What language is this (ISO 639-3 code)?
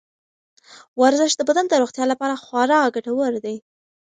pus